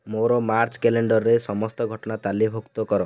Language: Odia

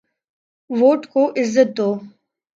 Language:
Urdu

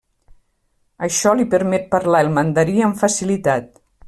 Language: Catalan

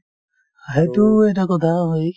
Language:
Assamese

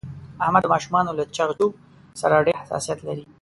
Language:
Pashto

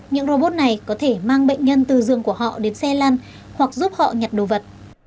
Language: Vietnamese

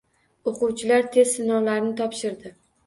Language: Uzbek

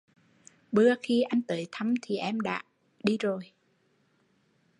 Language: Vietnamese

